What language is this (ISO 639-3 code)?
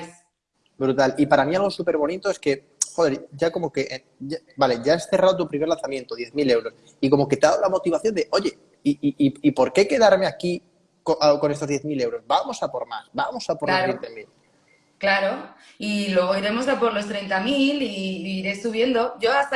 spa